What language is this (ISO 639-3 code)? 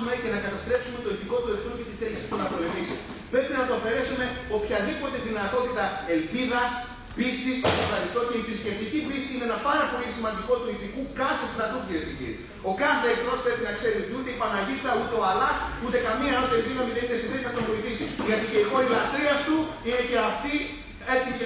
ell